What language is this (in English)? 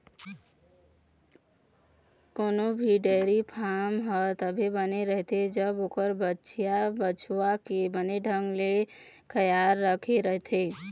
Chhattisgarhi